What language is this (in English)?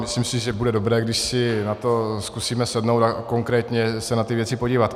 Czech